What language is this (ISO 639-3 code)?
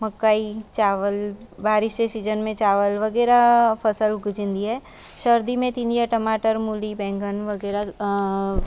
snd